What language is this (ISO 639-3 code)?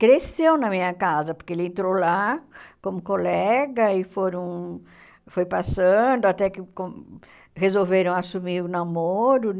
por